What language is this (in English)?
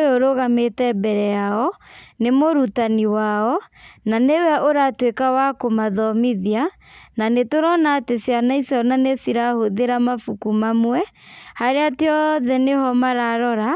Kikuyu